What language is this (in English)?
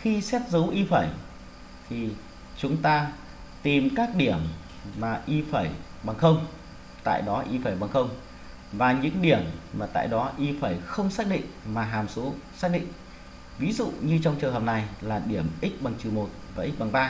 Vietnamese